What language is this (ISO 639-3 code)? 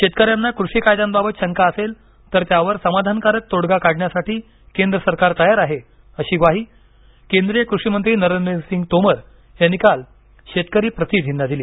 mar